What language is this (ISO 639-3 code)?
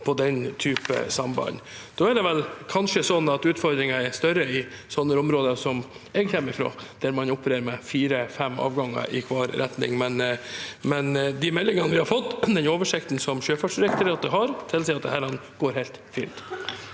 nor